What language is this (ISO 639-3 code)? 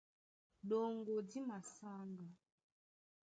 dua